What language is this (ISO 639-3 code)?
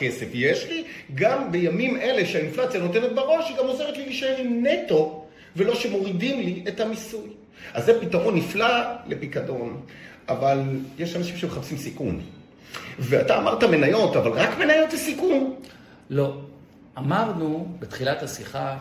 heb